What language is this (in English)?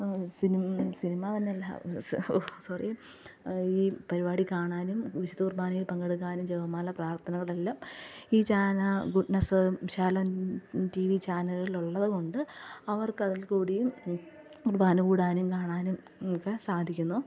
Malayalam